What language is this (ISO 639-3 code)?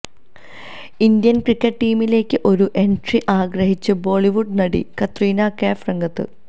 mal